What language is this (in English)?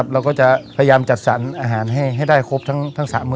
Thai